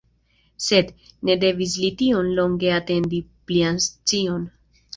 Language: Esperanto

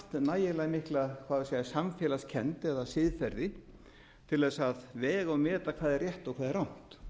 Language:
Icelandic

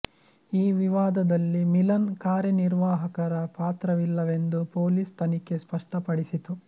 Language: Kannada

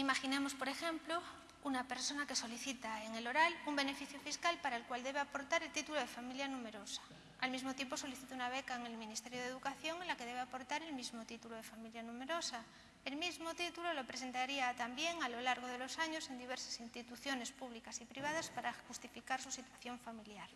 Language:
Spanish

